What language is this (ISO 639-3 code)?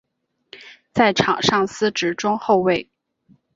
zho